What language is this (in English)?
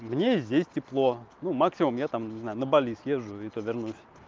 Russian